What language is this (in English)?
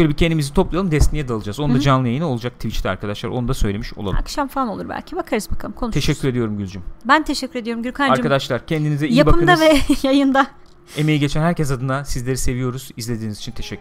Turkish